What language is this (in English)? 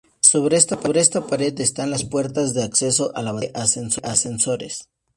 Spanish